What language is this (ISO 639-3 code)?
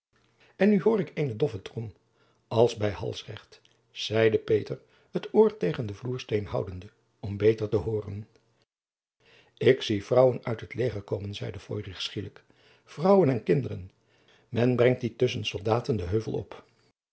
nld